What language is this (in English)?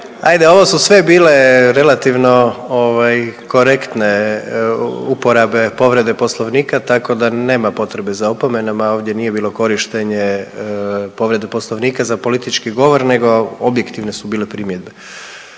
Croatian